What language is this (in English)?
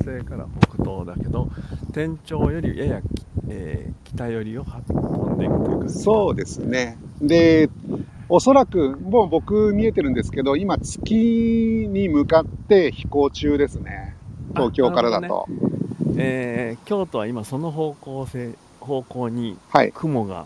Japanese